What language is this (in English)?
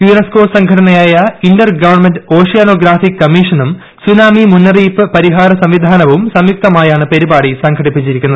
Malayalam